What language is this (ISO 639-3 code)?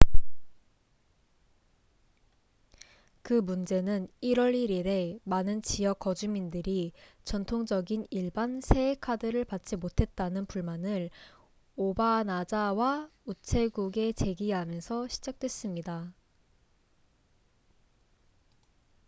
kor